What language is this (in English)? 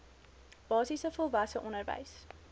Afrikaans